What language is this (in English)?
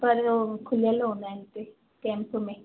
Sindhi